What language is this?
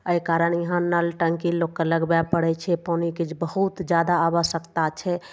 Maithili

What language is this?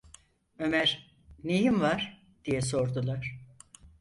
Turkish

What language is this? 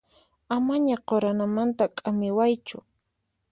Puno Quechua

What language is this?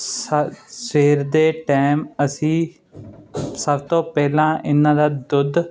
Punjabi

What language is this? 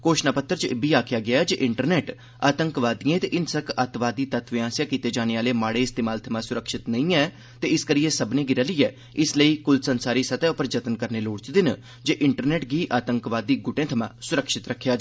Dogri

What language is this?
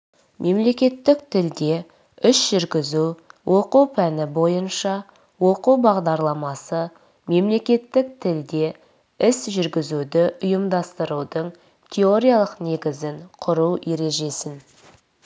Kazakh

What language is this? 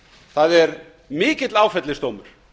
Icelandic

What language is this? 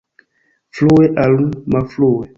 Esperanto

